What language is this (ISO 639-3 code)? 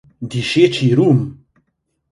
slv